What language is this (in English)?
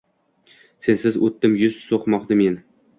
Uzbek